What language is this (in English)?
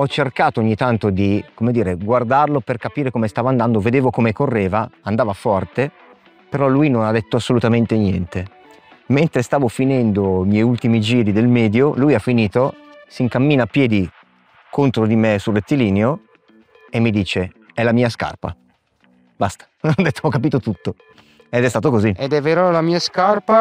Italian